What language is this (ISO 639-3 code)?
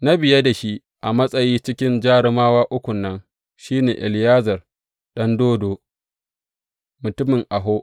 hau